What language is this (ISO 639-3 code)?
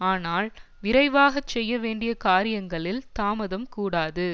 tam